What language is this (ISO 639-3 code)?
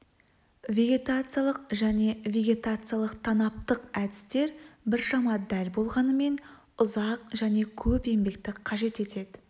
kaz